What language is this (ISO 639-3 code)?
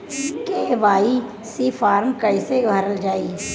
bho